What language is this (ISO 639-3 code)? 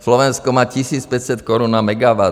ces